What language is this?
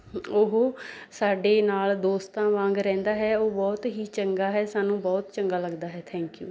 Punjabi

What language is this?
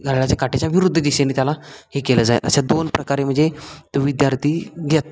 Marathi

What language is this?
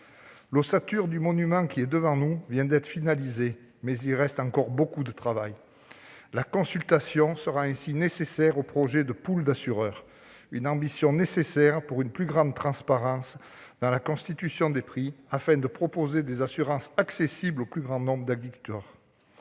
French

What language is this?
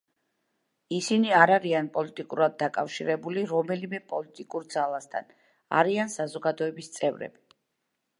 Georgian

